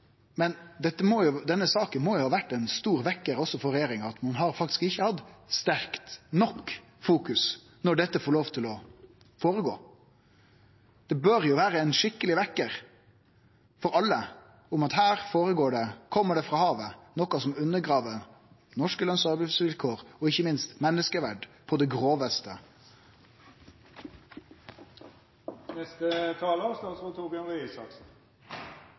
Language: Norwegian Nynorsk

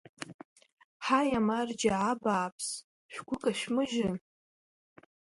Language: Abkhazian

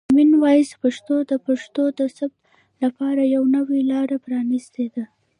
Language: Pashto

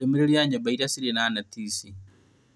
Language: Kikuyu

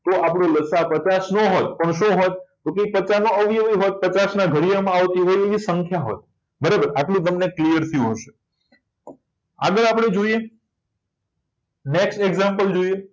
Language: Gujarati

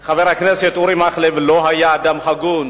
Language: Hebrew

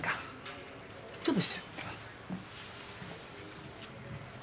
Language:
Japanese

